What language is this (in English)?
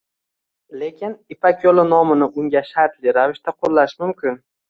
Uzbek